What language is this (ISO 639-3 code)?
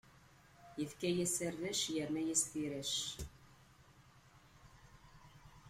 kab